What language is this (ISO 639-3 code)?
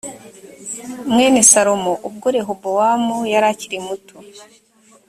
kin